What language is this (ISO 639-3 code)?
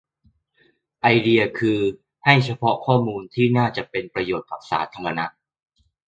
tha